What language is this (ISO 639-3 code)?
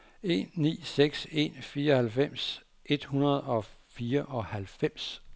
dan